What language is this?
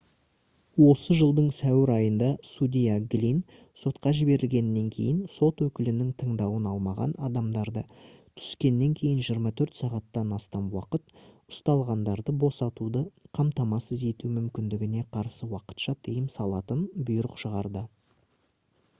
Kazakh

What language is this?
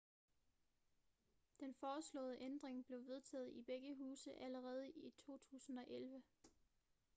Danish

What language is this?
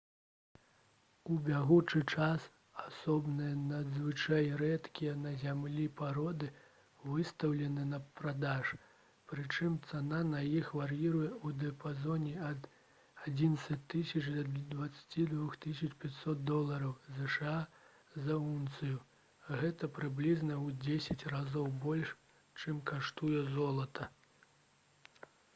Belarusian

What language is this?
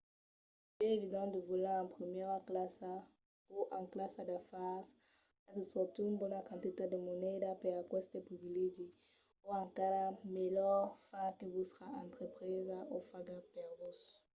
Occitan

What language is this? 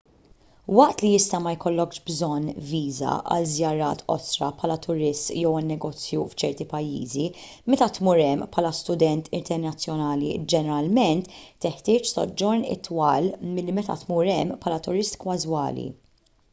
Maltese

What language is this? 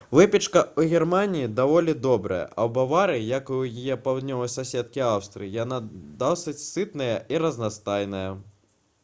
Belarusian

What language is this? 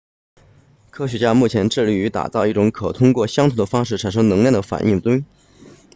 Chinese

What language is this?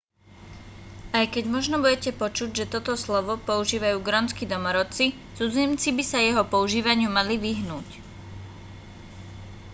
Slovak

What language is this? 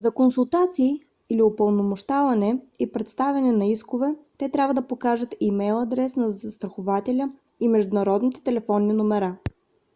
Bulgarian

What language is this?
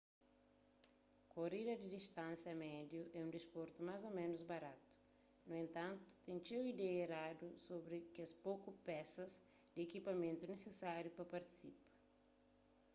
Kabuverdianu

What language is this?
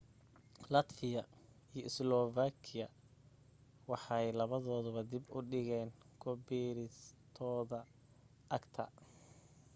Somali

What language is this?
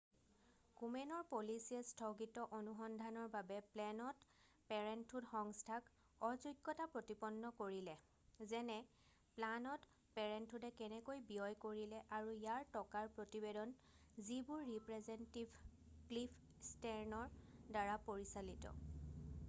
Assamese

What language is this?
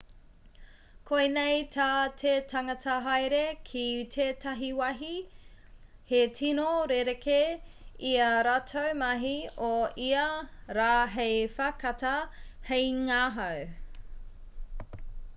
Māori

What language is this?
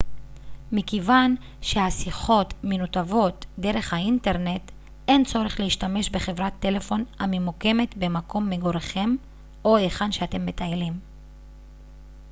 Hebrew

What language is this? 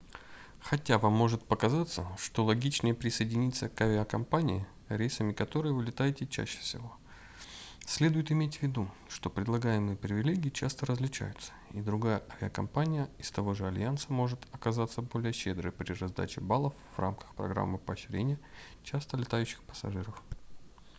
Russian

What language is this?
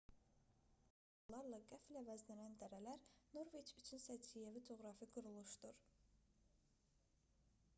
Azerbaijani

